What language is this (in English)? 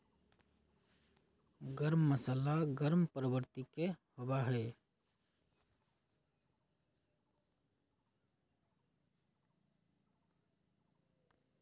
Magahi